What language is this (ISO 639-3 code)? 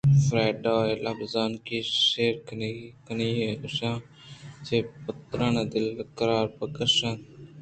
bgp